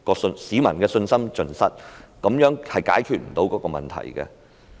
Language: Cantonese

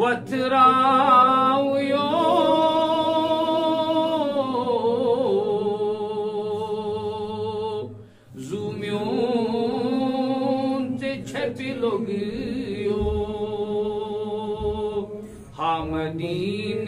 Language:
Romanian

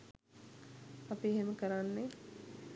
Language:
Sinhala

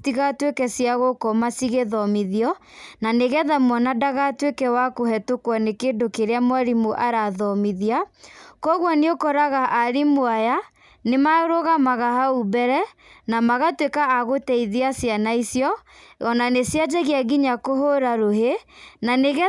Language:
Kikuyu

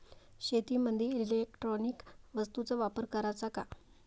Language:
Marathi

